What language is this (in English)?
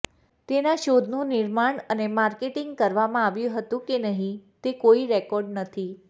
Gujarati